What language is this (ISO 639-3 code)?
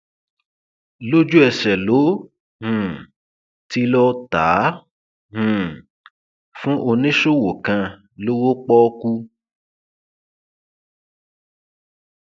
yor